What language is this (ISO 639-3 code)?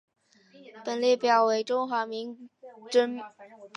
zho